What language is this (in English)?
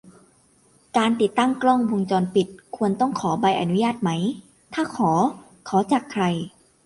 Thai